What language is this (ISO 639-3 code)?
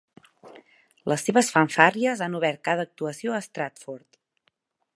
cat